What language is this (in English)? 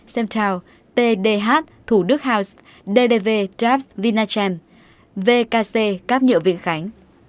Vietnamese